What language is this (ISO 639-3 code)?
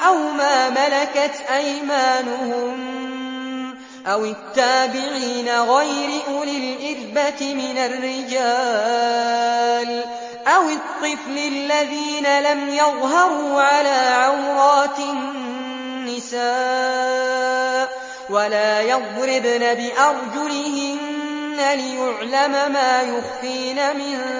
ara